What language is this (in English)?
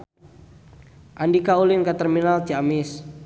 Sundanese